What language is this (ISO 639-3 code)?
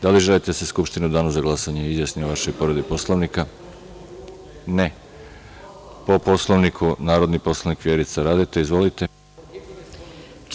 srp